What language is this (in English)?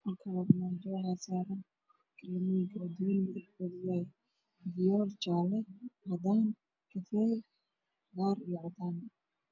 Somali